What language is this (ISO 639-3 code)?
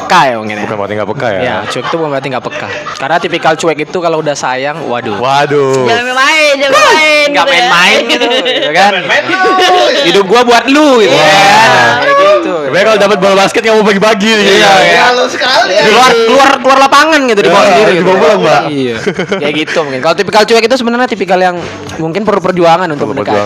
ind